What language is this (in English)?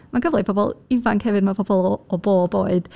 Welsh